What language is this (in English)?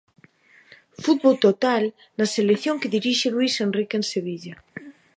Galician